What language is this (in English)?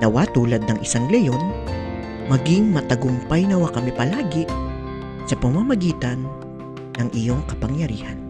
Filipino